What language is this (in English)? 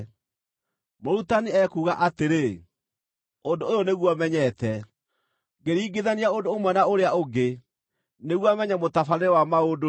Kikuyu